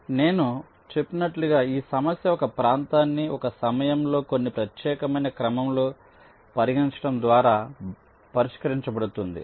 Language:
Telugu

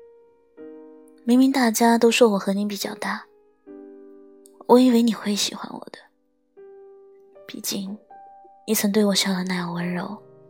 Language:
Chinese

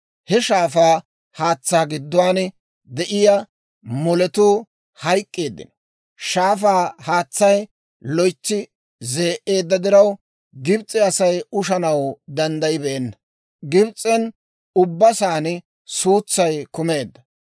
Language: Dawro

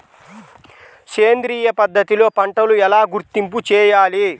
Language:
Telugu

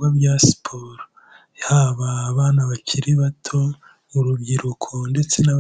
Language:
Kinyarwanda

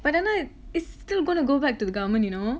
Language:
English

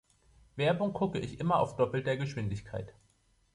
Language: German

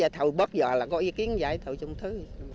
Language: Vietnamese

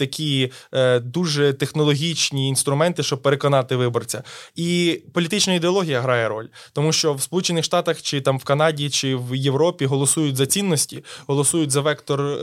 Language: Ukrainian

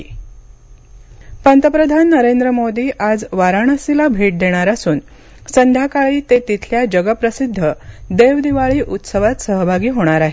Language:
Marathi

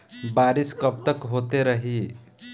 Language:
Bhojpuri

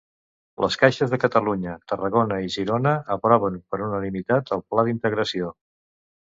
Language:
Catalan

